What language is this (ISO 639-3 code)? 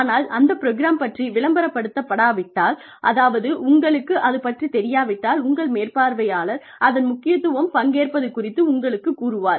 tam